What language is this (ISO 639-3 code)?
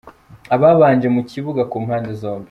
kin